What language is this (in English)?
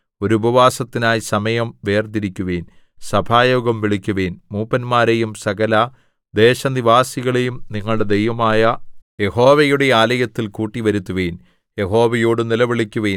Malayalam